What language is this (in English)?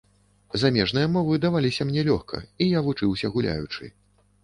Belarusian